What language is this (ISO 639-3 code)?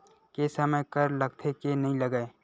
hne